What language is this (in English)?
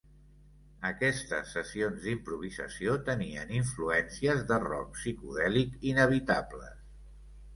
Catalan